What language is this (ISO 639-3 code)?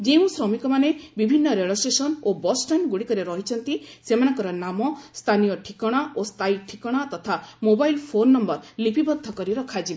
ori